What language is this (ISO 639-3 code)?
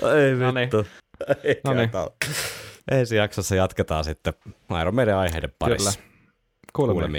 fin